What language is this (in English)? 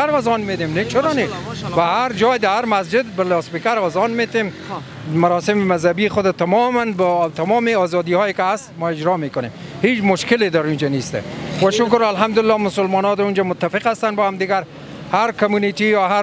Persian